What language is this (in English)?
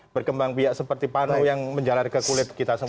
Indonesian